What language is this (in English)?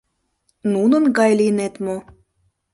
Mari